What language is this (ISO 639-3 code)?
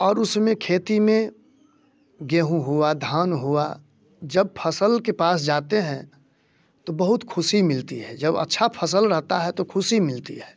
hin